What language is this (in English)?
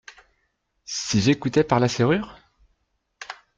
French